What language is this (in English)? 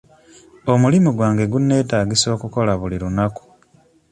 Ganda